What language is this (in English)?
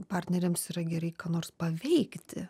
Lithuanian